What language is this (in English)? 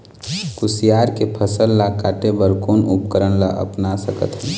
Chhattisgarhi